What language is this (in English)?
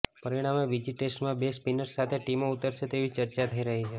Gujarati